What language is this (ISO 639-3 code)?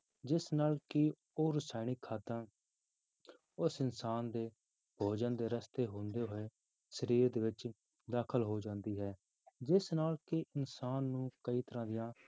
pan